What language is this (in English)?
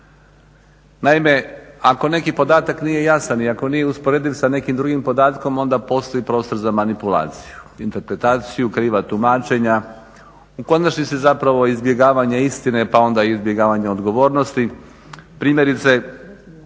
Croatian